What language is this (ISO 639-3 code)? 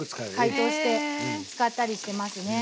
jpn